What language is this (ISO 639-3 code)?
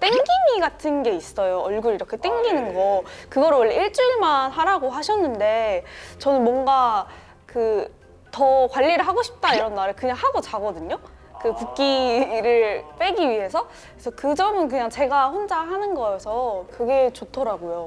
kor